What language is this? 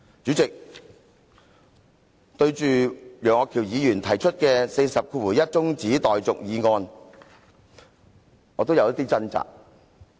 Cantonese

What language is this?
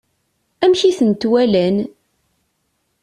Kabyle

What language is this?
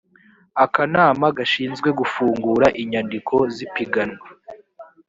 Kinyarwanda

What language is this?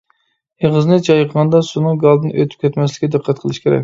Uyghur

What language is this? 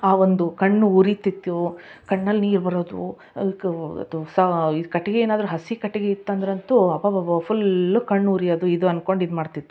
Kannada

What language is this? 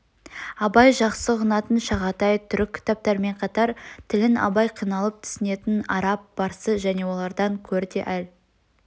Kazakh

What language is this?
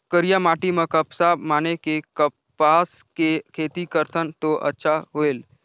Chhattisgarhi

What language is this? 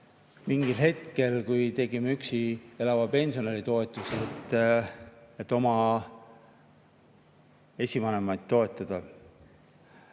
Estonian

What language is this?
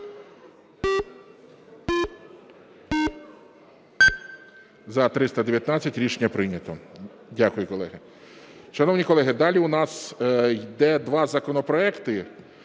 Ukrainian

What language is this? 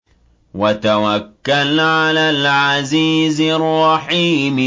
Arabic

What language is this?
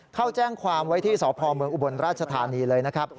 Thai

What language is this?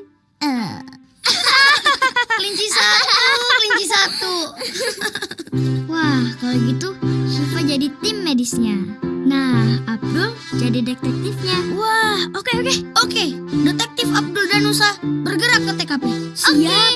Indonesian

